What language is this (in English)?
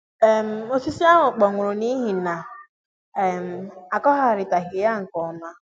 Igbo